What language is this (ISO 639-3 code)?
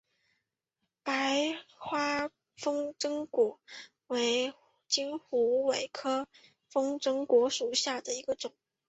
zho